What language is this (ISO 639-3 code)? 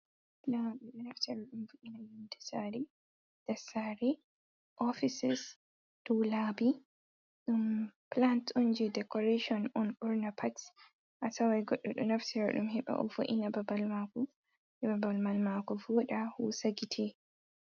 ful